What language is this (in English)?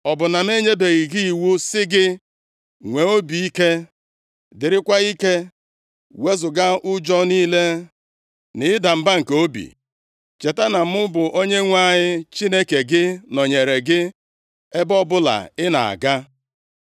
Igbo